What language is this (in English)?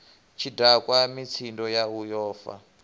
Venda